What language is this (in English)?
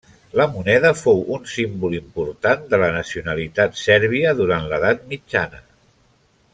Catalan